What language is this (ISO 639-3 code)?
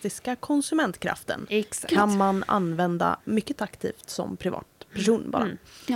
swe